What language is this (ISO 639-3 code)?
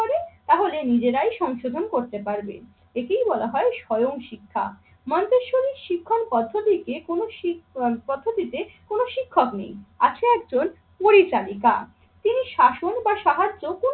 ben